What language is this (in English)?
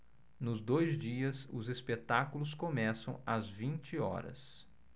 Portuguese